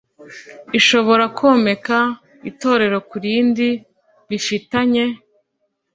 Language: Kinyarwanda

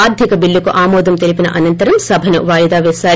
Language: Telugu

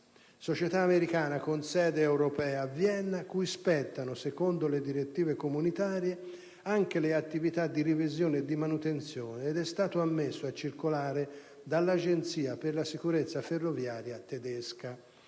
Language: Italian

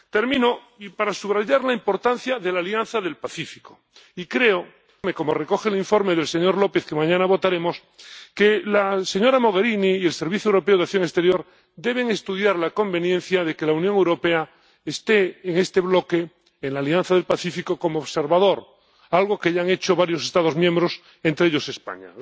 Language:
Spanish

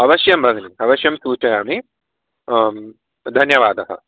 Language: Sanskrit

